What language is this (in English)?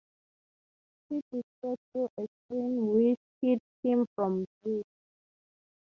English